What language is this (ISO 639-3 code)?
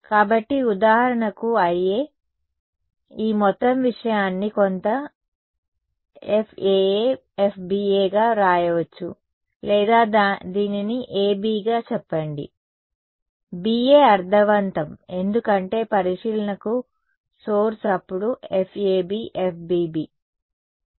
tel